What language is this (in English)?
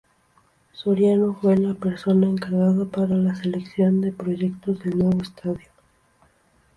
Spanish